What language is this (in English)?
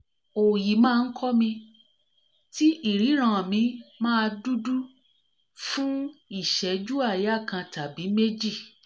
Yoruba